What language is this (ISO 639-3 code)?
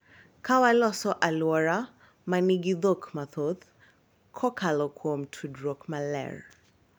luo